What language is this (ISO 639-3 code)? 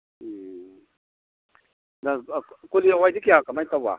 mni